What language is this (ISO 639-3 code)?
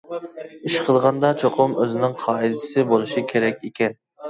uig